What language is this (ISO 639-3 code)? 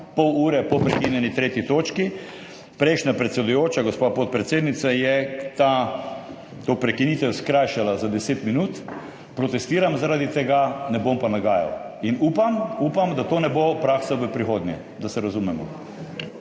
slv